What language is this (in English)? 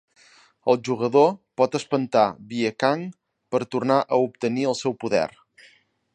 Catalan